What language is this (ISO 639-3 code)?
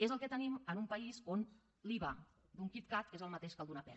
cat